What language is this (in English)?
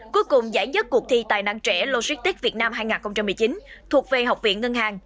Vietnamese